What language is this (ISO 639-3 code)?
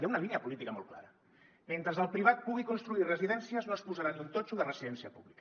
cat